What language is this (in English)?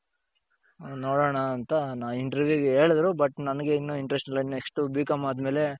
Kannada